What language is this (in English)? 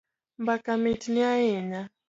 Luo (Kenya and Tanzania)